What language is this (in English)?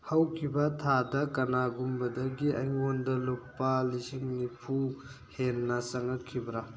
Manipuri